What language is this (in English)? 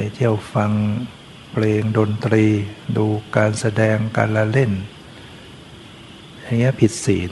Thai